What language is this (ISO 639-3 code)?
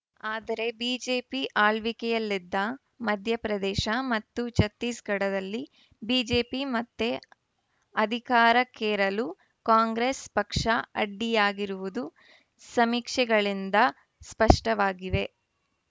kan